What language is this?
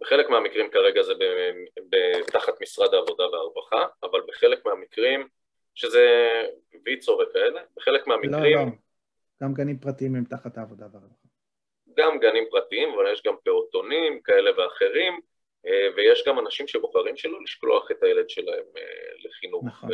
Hebrew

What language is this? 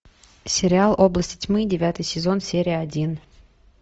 Russian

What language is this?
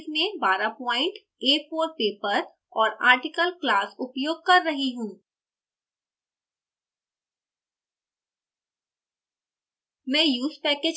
Hindi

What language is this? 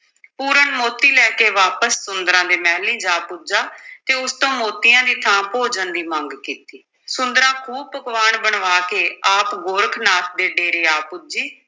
Punjabi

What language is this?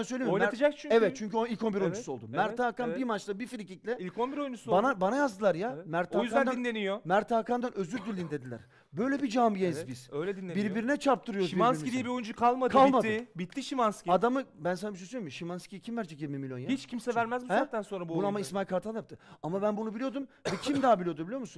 Turkish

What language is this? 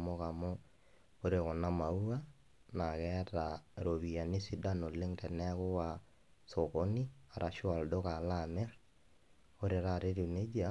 Masai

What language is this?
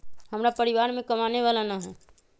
Magahi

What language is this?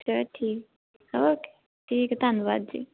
Punjabi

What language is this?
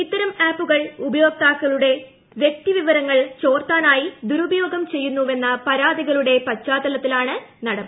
Malayalam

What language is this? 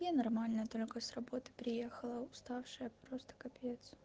Russian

